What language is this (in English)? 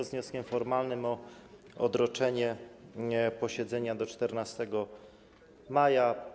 Polish